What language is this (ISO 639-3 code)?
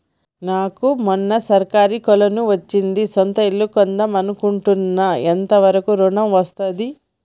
tel